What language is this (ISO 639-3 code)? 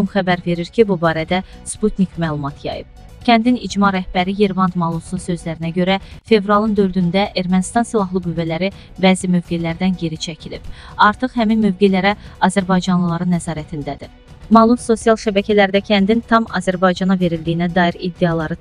tur